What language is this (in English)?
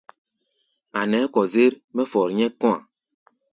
Gbaya